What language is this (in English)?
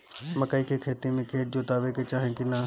Bhojpuri